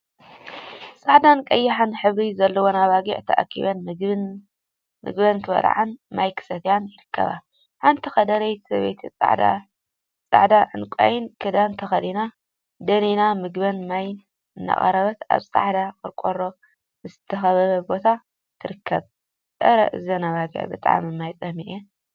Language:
Tigrinya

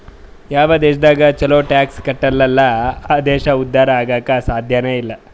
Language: Kannada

